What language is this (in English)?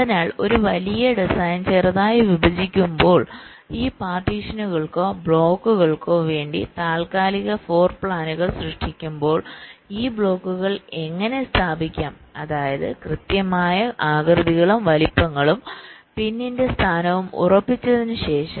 Malayalam